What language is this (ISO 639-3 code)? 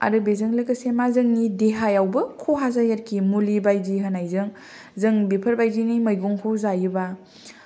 brx